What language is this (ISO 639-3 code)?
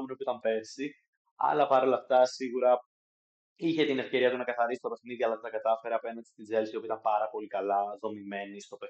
ell